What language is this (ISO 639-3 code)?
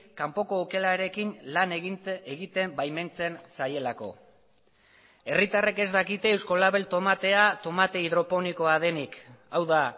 eus